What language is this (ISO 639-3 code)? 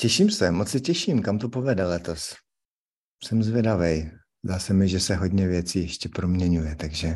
ces